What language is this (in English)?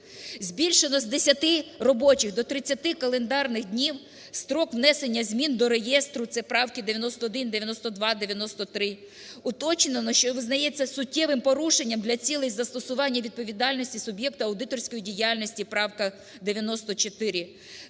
Ukrainian